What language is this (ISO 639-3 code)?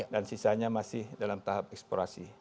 ind